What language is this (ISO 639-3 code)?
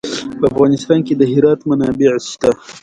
pus